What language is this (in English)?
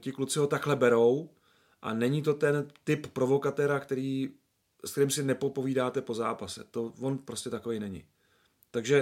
Czech